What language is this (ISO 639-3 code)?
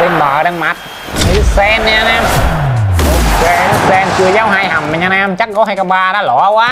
vie